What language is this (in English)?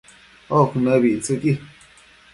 Matsés